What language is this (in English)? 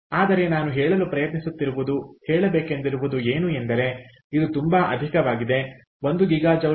Kannada